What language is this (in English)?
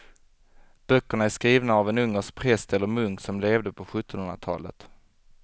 Swedish